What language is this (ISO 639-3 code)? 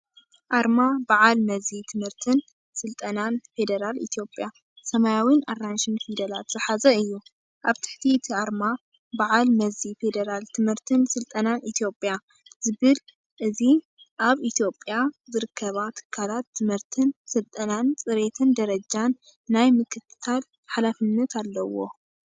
tir